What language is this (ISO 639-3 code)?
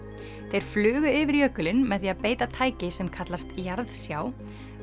isl